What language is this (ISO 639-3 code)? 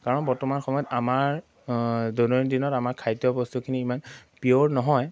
asm